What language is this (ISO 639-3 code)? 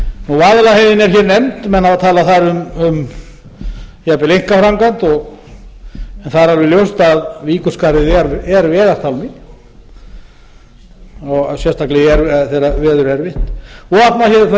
isl